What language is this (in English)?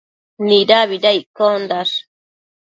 Matsés